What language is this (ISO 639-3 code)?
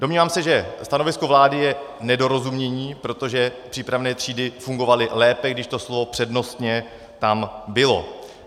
ces